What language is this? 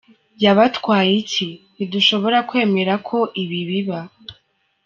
Kinyarwanda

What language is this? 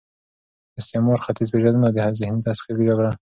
Pashto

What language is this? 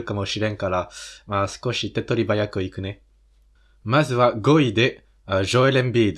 Japanese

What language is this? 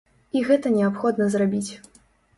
Belarusian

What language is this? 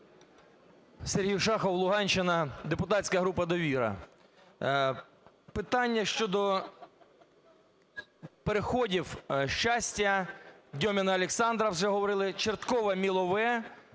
Ukrainian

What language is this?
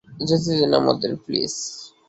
Bangla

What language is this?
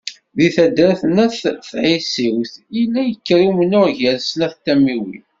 Kabyle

